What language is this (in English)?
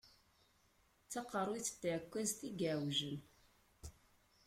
Kabyle